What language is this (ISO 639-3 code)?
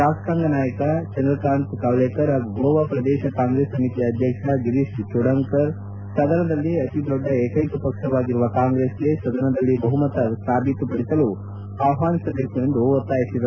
kan